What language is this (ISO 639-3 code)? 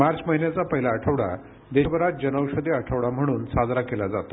mar